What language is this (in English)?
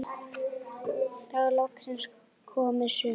Icelandic